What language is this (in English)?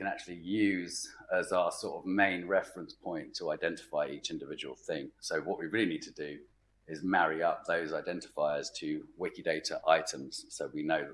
English